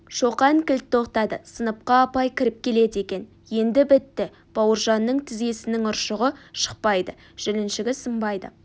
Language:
Kazakh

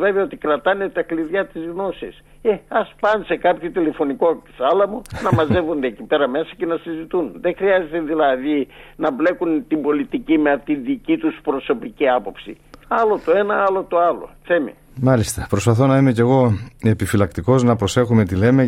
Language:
Greek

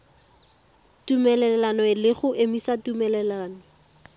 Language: Tswana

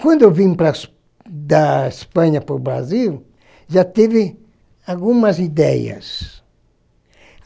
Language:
Portuguese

